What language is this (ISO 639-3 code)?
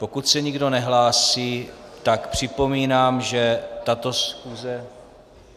ces